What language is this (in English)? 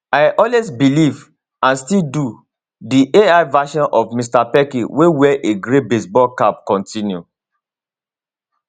Nigerian Pidgin